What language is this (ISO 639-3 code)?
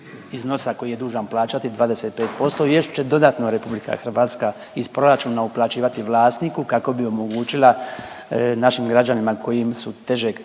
hrv